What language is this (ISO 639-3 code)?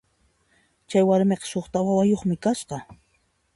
qxp